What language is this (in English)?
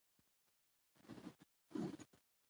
Pashto